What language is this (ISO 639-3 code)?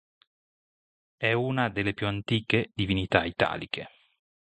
ita